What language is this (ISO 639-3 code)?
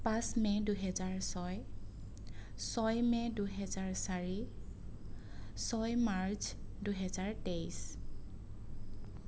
asm